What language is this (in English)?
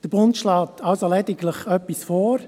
Swiss German